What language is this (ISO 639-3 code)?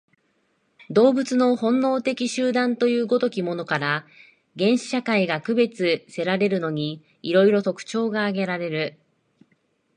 jpn